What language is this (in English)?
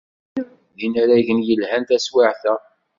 Kabyle